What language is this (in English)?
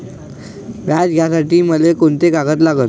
Marathi